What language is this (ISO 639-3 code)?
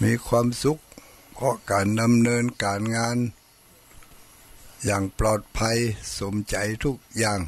tha